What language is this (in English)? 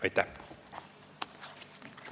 Estonian